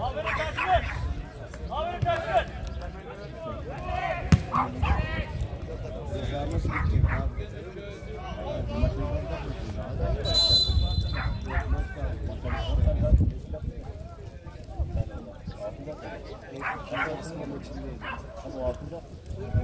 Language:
Turkish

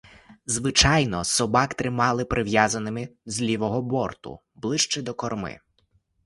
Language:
Ukrainian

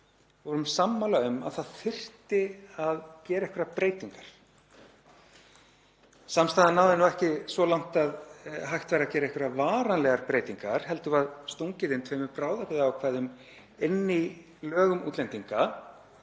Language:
Icelandic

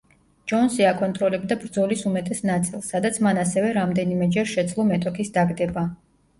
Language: Georgian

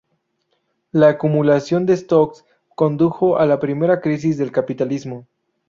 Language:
Spanish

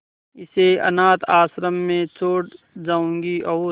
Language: Hindi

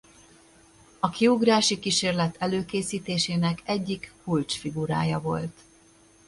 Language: Hungarian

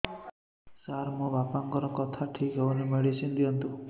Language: Odia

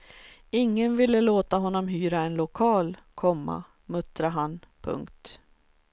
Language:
Swedish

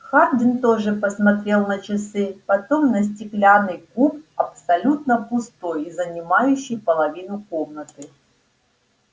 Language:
Russian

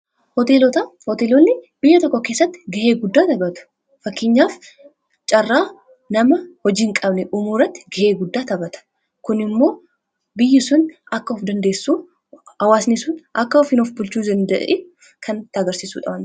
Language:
Oromo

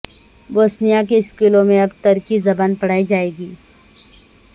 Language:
Urdu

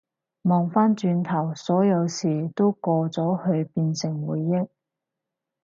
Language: Cantonese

